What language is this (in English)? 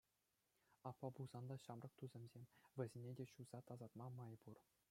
Chuvash